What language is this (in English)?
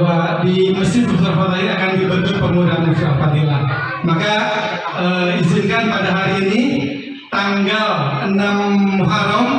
Indonesian